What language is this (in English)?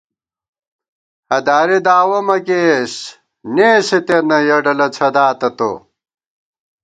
Gawar-Bati